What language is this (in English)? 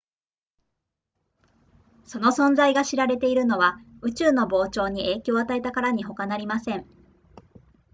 Japanese